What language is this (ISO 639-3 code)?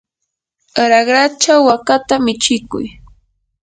qur